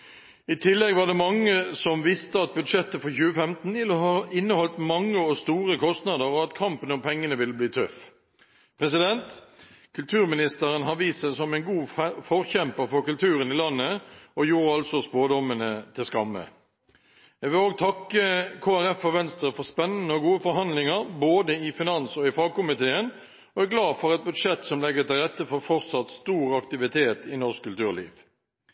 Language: Norwegian Bokmål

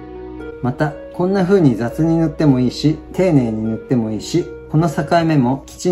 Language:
Japanese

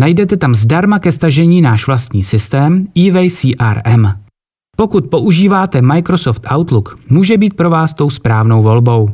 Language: Czech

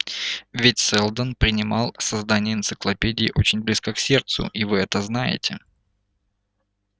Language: Russian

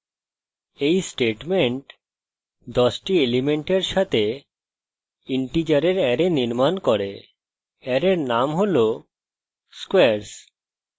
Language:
Bangla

